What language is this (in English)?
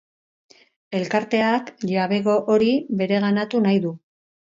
Basque